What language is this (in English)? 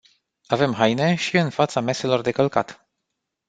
Romanian